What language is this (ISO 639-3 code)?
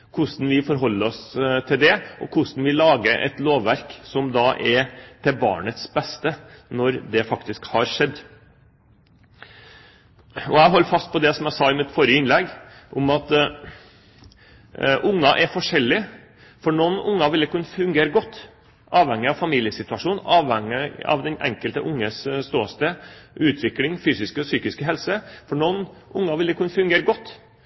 nob